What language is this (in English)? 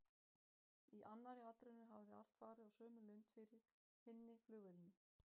Icelandic